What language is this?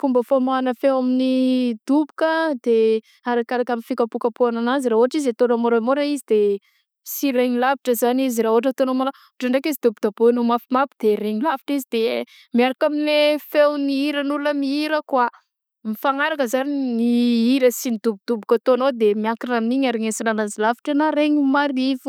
Southern Betsimisaraka Malagasy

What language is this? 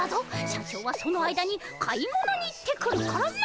Japanese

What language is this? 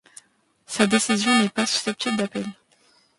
French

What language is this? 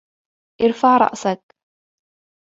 Arabic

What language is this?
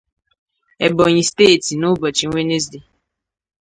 Igbo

